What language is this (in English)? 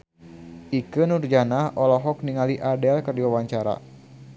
Sundanese